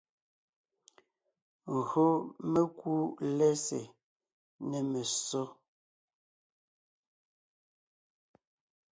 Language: Ngiemboon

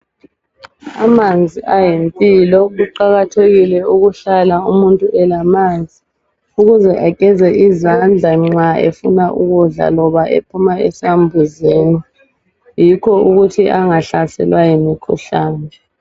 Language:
North Ndebele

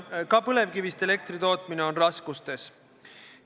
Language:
Estonian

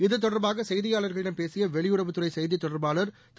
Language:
Tamil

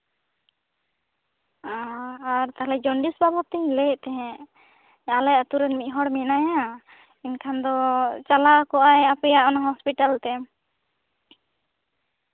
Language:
Santali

